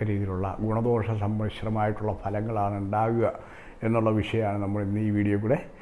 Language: Italian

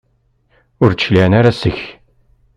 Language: Kabyle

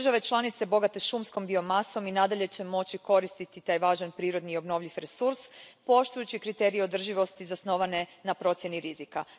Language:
Croatian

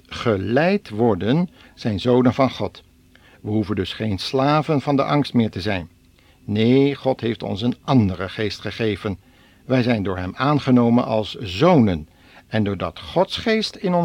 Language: Dutch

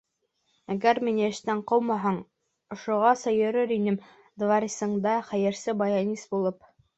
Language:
Bashkir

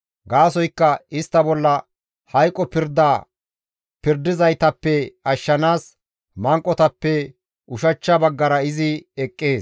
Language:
Gamo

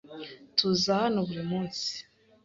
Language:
Kinyarwanda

